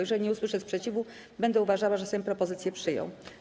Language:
Polish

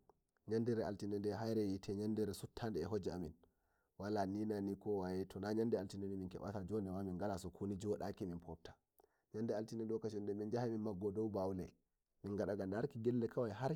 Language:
Nigerian Fulfulde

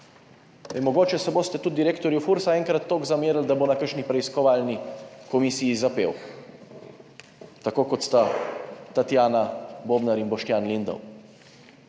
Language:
Slovenian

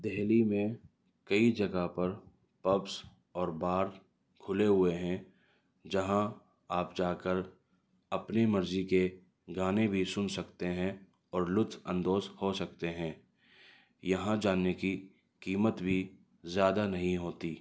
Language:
Urdu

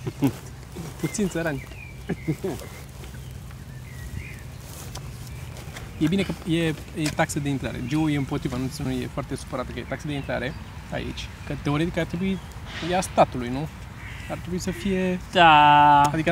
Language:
Romanian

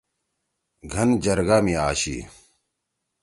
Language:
Torwali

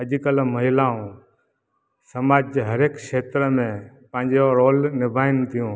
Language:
Sindhi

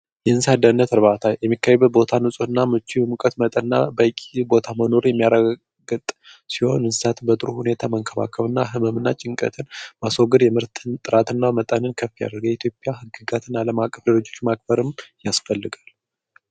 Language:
Amharic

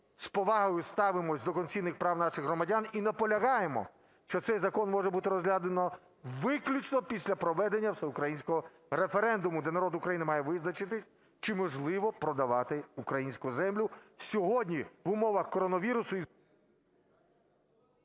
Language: Ukrainian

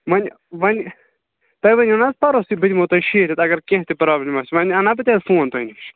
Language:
Kashmiri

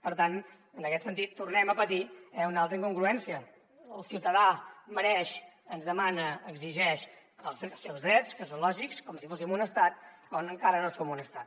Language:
Catalan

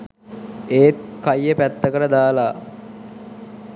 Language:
Sinhala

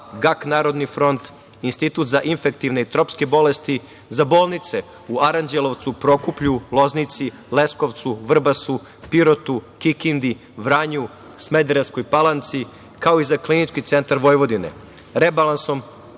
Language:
Serbian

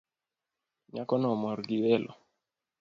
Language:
Luo (Kenya and Tanzania)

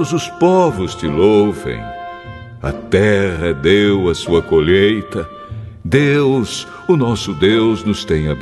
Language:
Portuguese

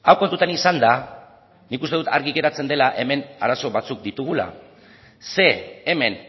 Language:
Basque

